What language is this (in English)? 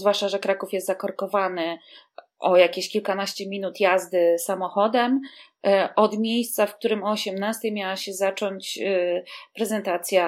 Polish